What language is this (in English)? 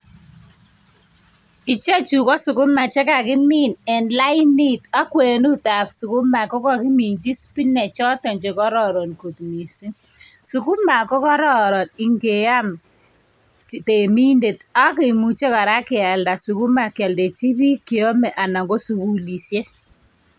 Kalenjin